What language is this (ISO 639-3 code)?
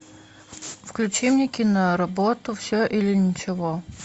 rus